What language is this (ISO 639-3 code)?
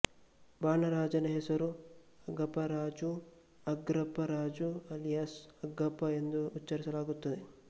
kan